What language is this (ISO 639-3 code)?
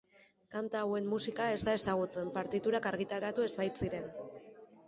eus